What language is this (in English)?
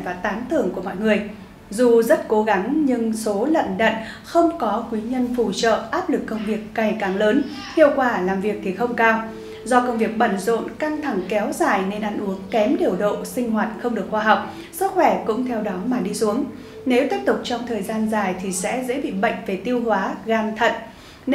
Vietnamese